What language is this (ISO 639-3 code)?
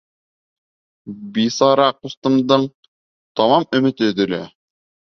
bak